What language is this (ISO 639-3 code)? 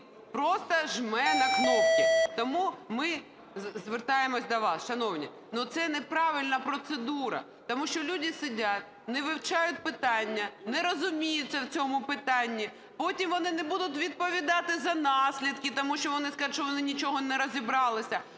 ukr